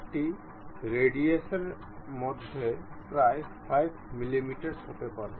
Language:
Bangla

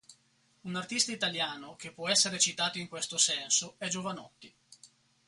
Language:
Italian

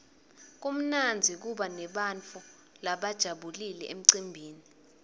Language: Swati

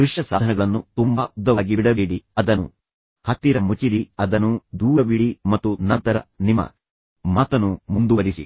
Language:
Kannada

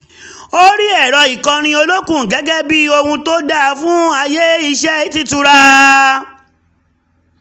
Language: Yoruba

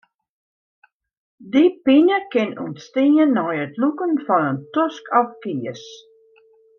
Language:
Western Frisian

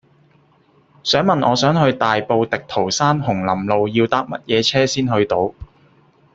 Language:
Cantonese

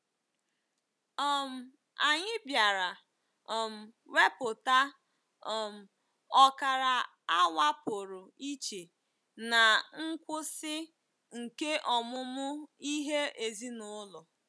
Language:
Igbo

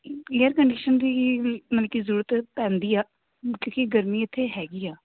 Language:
Punjabi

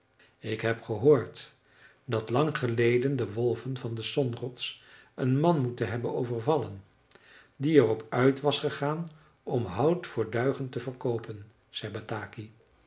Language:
Dutch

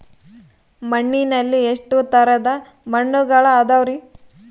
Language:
Kannada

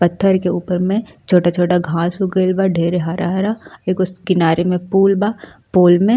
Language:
Bhojpuri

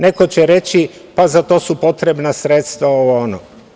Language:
Serbian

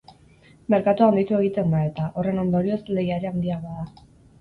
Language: Basque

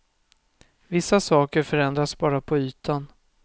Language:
Swedish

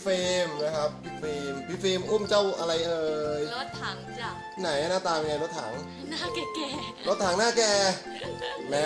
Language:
Thai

